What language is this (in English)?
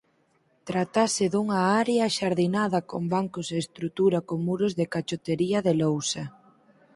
Galician